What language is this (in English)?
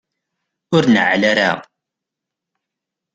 Kabyle